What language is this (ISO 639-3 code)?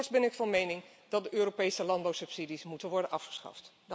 nld